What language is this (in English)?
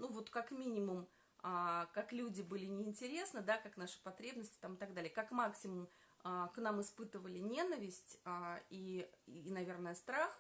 Russian